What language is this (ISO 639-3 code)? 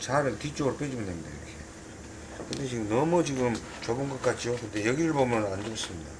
kor